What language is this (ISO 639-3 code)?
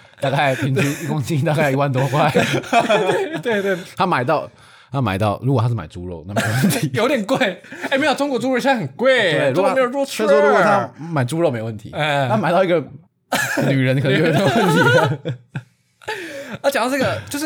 zho